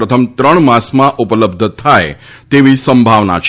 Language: Gujarati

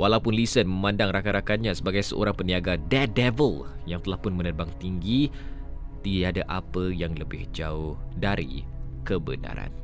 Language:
Malay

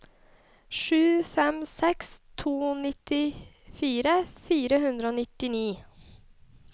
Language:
Norwegian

